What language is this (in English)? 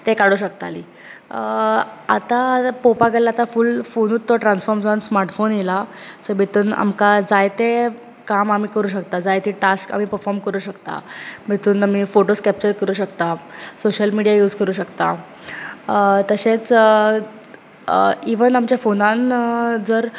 Konkani